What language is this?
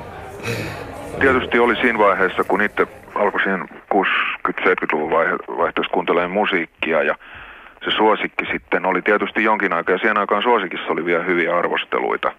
Finnish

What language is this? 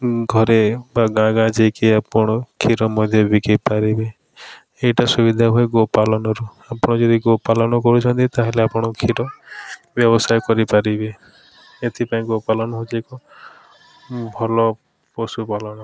Odia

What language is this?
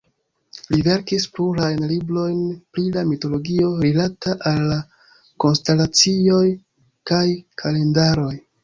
Esperanto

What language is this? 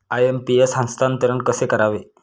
Marathi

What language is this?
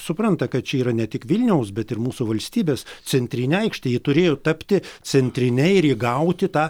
Lithuanian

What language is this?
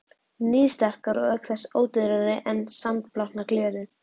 Icelandic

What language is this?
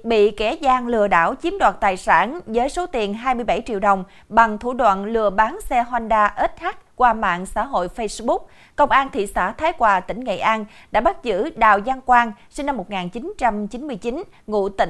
Vietnamese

